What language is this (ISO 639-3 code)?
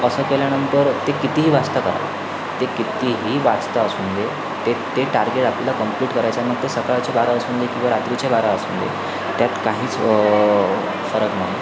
mar